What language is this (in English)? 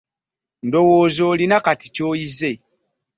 Ganda